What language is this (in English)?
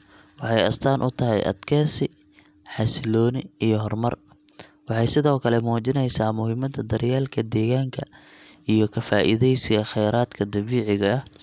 Somali